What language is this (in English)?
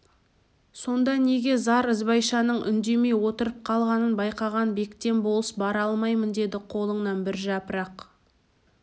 Kazakh